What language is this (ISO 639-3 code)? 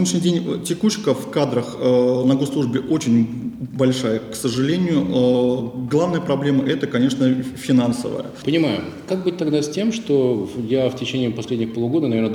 rus